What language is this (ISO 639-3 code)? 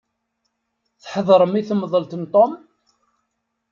kab